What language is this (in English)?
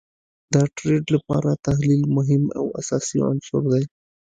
Pashto